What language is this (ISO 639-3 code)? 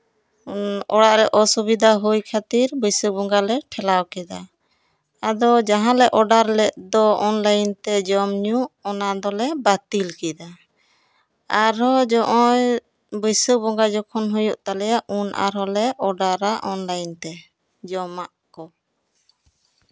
sat